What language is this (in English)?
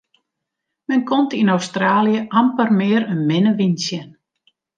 Western Frisian